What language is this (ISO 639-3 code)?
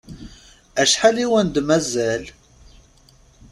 kab